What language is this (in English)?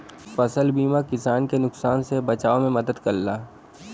Bhojpuri